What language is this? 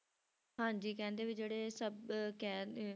Punjabi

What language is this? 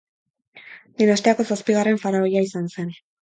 Basque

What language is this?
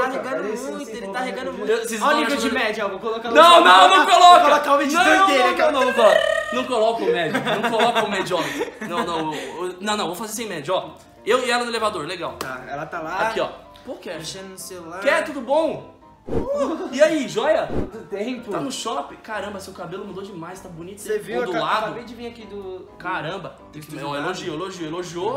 Portuguese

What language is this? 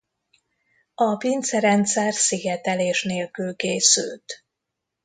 Hungarian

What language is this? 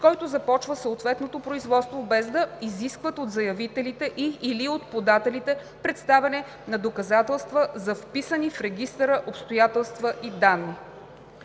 Bulgarian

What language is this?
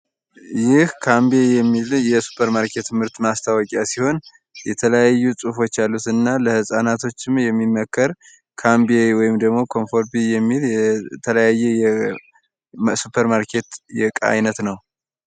Amharic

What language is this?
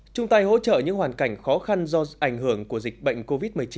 Vietnamese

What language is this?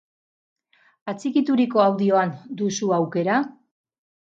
Basque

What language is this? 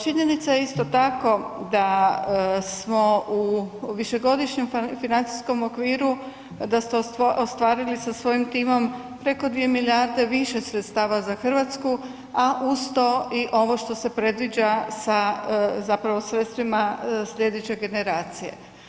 Croatian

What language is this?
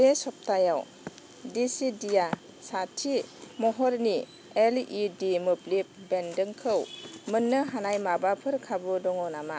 Bodo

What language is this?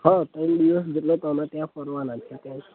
Gujarati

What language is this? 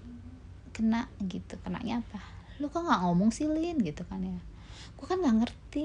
Indonesian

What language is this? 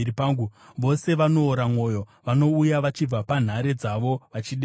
Shona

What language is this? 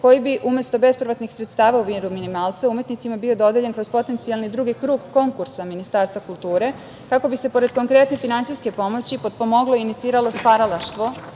Serbian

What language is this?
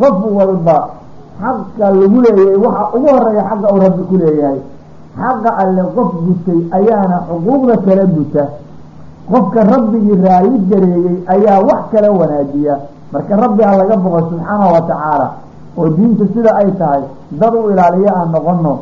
Arabic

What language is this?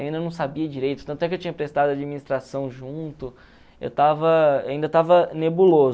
Portuguese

